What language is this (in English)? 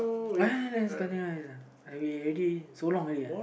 English